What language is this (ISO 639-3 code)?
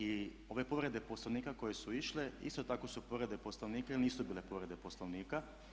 hrv